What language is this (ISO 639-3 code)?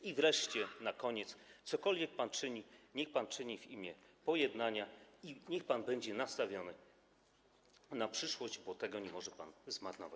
pol